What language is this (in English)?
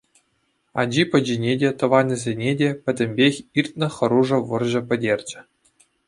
Chuvash